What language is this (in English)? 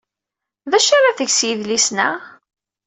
Kabyle